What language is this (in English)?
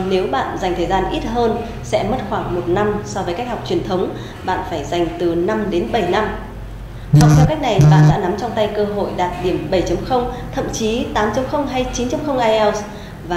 Vietnamese